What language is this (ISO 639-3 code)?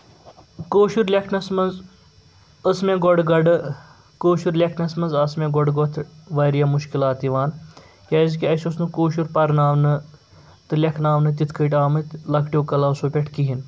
kas